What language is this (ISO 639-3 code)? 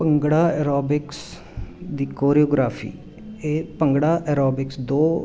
pan